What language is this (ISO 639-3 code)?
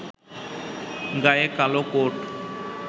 ben